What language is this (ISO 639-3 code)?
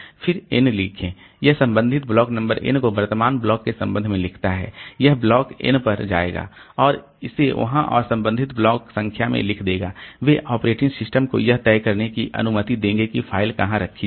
hin